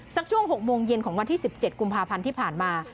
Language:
Thai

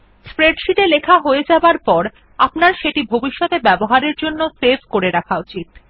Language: Bangla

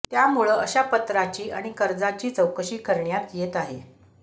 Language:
Marathi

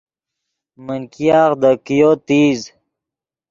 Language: Yidgha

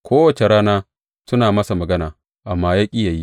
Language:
Hausa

